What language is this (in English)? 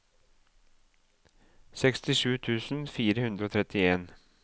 Norwegian